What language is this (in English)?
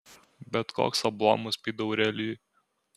Lithuanian